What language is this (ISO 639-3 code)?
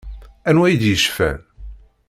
kab